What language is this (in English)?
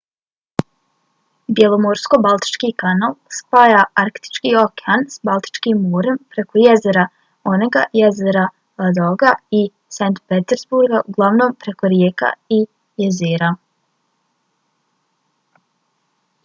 Bosnian